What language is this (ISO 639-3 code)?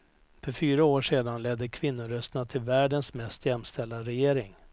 swe